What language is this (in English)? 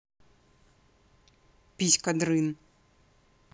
Russian